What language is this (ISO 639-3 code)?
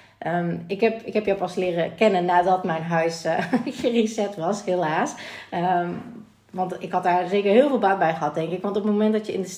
nld